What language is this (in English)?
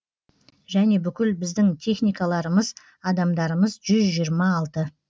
Kazakh